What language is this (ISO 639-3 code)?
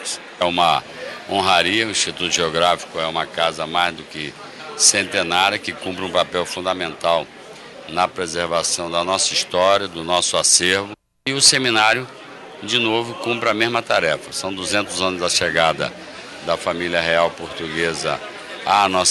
por